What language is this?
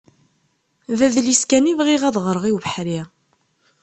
Kabyle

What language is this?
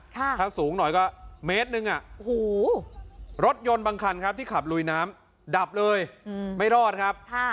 Thai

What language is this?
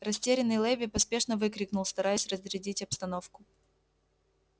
Russian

